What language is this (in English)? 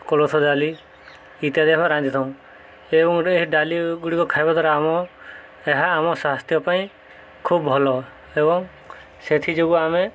Odia